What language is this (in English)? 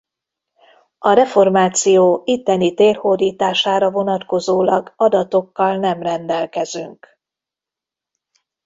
Hungarian